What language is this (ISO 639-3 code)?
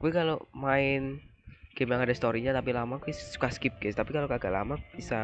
ind